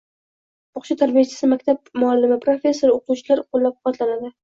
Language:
Uzbek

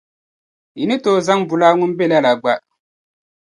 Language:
Dagbani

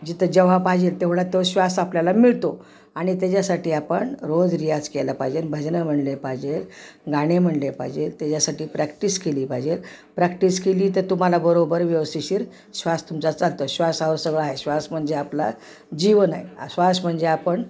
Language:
Marathi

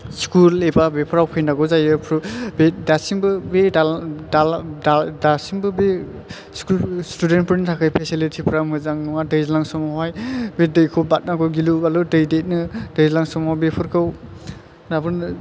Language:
Bodo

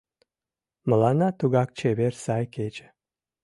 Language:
Mari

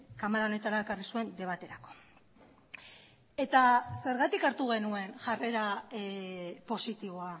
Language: Basque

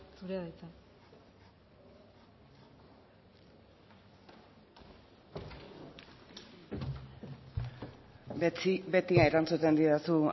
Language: Basque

